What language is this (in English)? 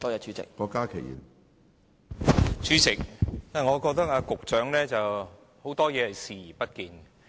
Cantonese